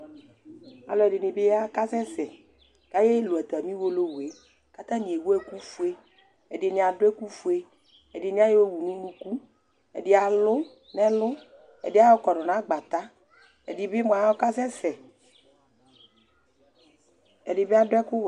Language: Ikposo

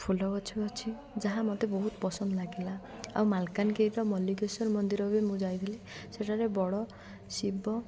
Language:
Odia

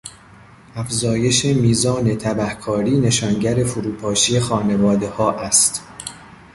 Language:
Persian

